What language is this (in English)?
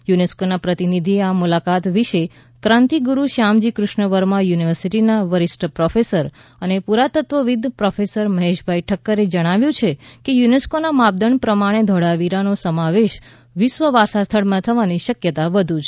Gujarati